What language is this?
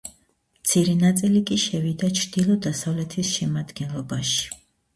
Georgian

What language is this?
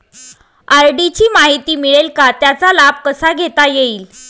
Marathi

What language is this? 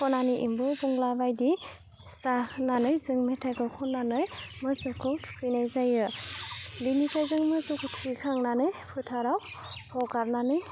Bodo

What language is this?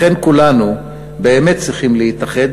Hebrew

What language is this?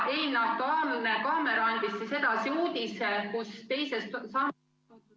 Estonian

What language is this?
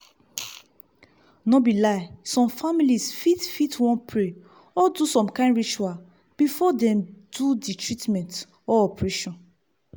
Nigerian Pidgin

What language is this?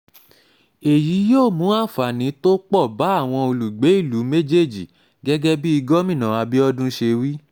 Yoruba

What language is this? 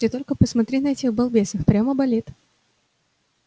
Russian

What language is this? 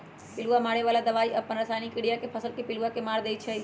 Magahi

